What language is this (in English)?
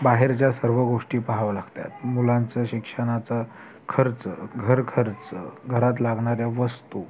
Marathi